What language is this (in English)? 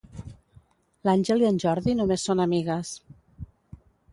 Catalan